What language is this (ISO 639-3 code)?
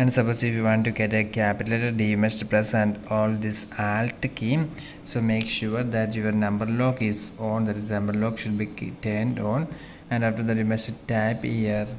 eng